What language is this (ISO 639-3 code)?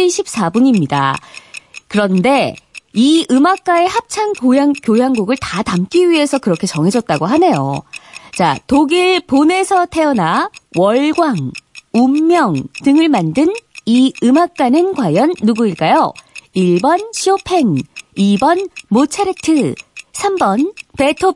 kor